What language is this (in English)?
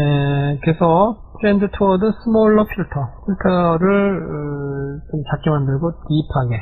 Korean